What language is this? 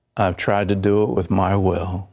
English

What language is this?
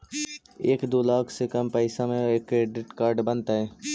Magahi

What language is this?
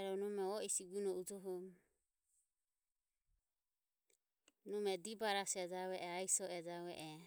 Ömie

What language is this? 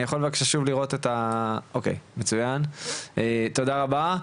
Hebrew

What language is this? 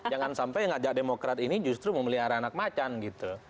Indonesian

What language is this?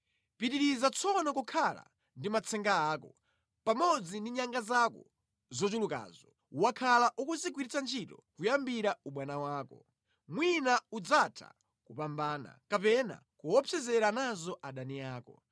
Nyanja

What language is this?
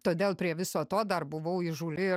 Lithuanian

